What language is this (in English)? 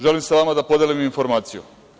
Serbian